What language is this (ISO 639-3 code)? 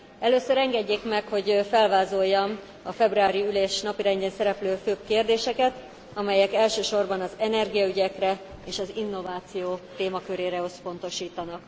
hun